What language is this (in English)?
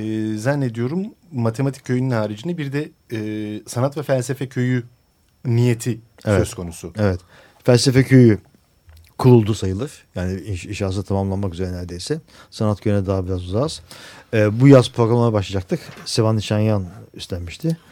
Turkish